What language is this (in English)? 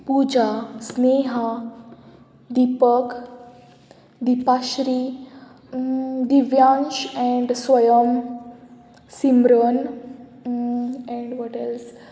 Konkani